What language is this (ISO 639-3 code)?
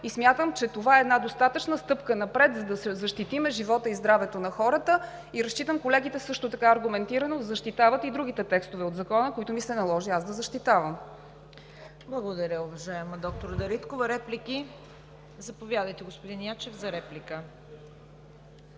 bul